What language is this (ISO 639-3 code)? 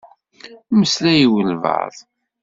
kab